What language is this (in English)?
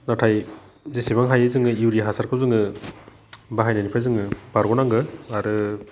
Bodo